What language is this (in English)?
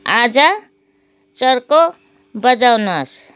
Nepali